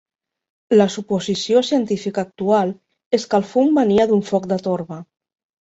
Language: Catalan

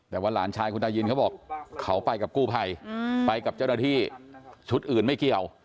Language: Thai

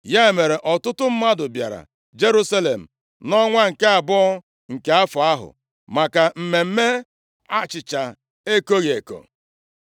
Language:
Igbo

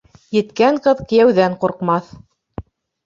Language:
Bashkir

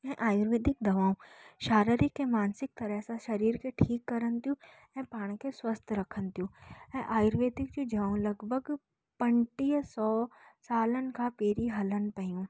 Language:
Sindhi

